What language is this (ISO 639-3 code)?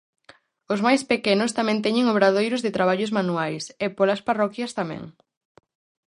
glg